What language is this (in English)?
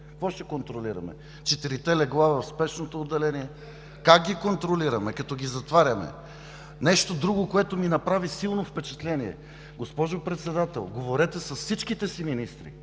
Bulgarian